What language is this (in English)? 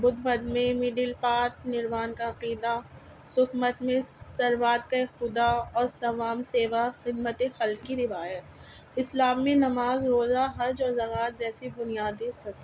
Urdu